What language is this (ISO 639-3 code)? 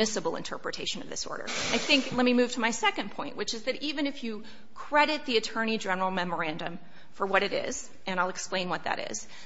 eng